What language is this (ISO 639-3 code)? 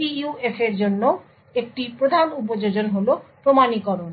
ben